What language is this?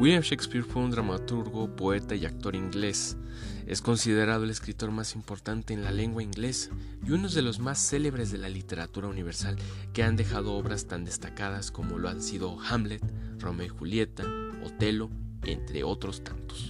Spanish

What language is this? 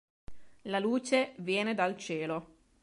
Italian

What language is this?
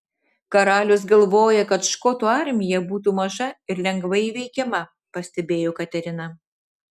Lithuanian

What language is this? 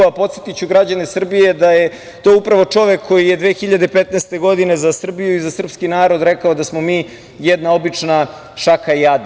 Serbian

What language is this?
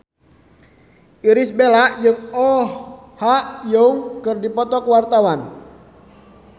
Sundanese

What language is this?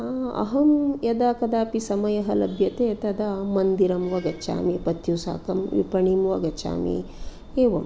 Sanskrit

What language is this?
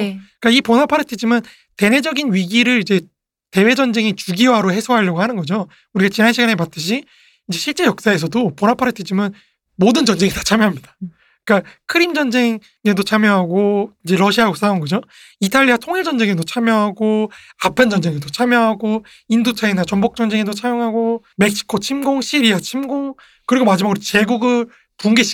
Korean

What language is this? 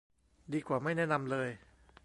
Thai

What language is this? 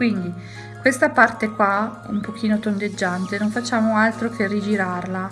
Italian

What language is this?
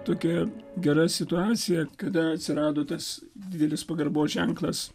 Lithuanian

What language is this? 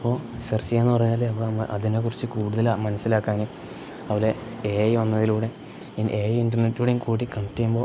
Malayalam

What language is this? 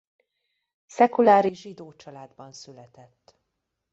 Hungarian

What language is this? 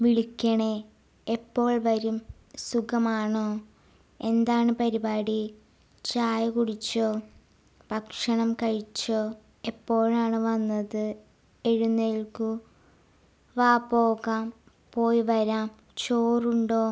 Malayalam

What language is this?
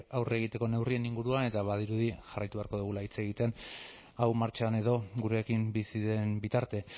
Basque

